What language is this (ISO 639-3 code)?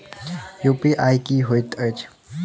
mai